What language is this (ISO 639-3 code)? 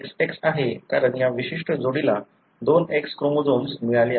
mar